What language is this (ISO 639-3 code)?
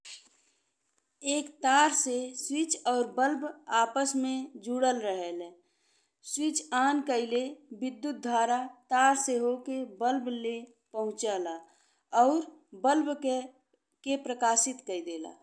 bho